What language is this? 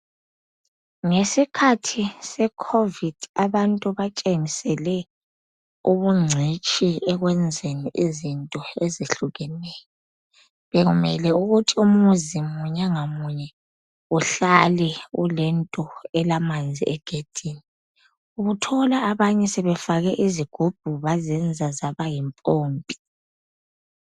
North Ndebele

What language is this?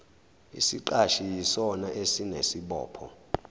Zulu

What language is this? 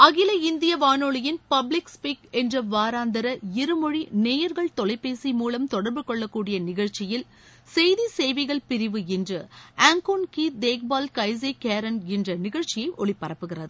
Tamil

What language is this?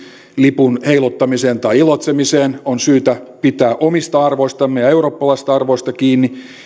Finnish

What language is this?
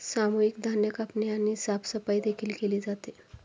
Marathi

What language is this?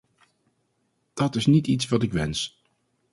Dutch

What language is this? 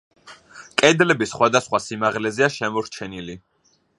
Georgian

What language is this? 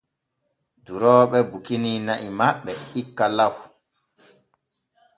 Borgu Fulfulde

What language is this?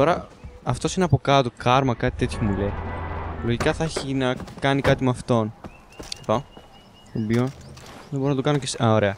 Greek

